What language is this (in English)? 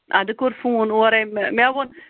Kashmiri